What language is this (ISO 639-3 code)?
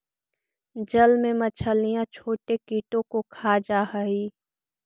mag